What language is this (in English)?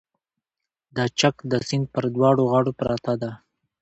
Pashto